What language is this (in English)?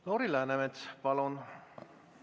Estonian